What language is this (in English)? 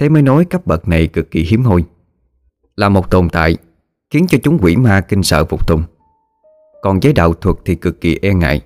Vietnamese